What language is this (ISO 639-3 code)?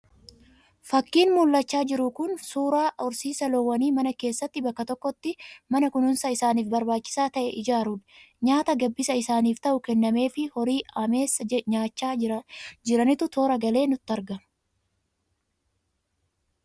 orm